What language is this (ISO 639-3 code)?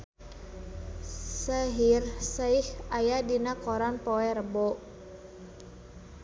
sun